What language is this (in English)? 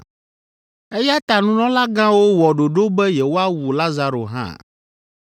Ewe